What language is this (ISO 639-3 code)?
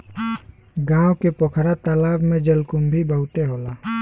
bho